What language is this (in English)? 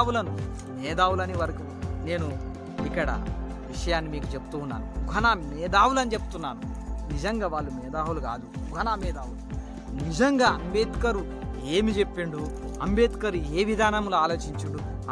Telugu